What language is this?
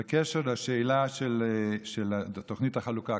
Hebrew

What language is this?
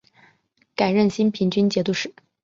Chinese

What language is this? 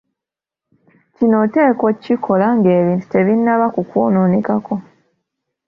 Ganda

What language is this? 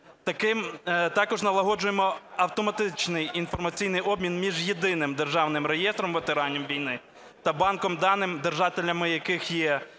Ukrainian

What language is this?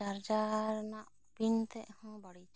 Santali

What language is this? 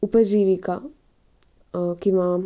Marathi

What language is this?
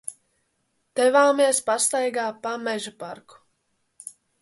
Latvian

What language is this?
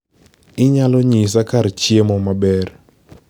Luo (Kenya and Tanzania)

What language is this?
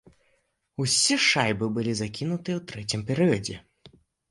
Belarusian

